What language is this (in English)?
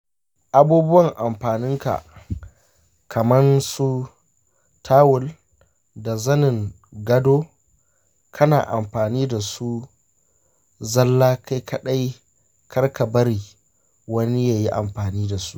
Hausa